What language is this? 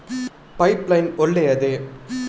Kannada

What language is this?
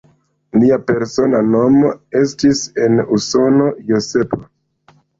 Esperanto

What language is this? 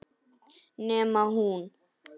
Icelandic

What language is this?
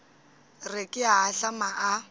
Northern Sotho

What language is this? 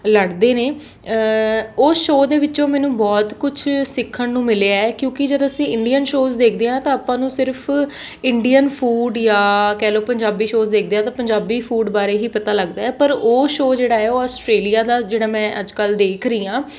Punjabi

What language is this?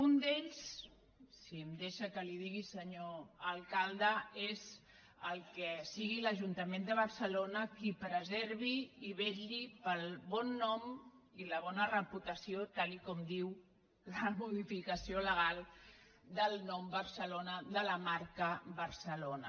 Catalan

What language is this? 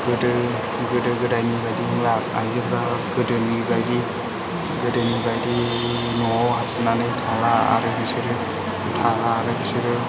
Bodo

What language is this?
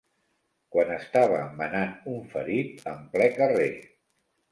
Catalan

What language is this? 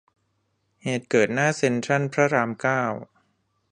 Thai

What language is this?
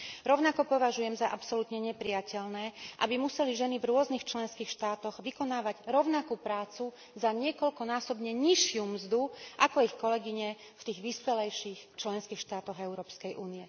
Slovak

